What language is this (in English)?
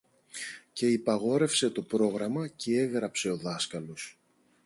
Greek